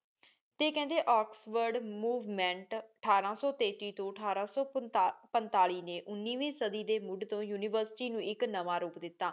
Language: Punjabi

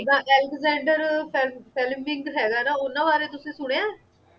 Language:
Punjabi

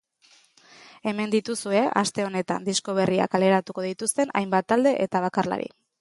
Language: Basque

